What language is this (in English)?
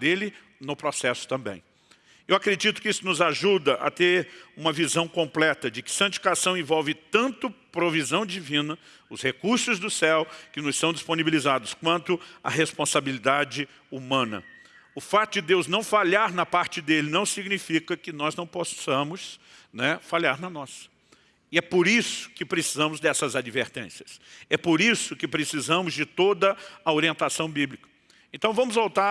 Portuguese